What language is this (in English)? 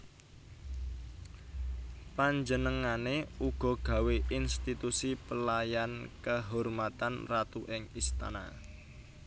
Javanese